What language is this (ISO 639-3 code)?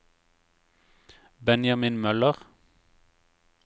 nor